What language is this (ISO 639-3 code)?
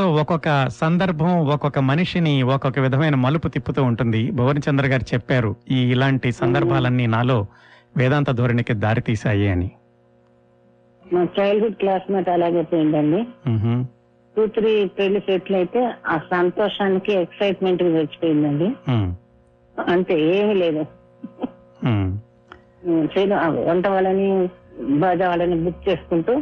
tel